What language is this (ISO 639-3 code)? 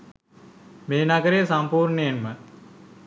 sin